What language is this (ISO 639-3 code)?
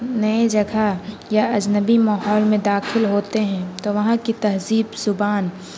urd